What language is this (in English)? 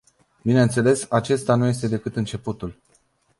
Romanian